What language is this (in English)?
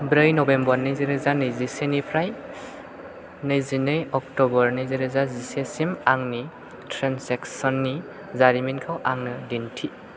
Bodo